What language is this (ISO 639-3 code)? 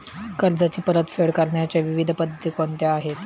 mar